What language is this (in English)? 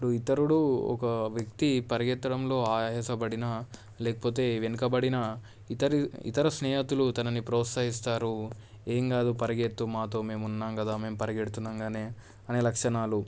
Telugu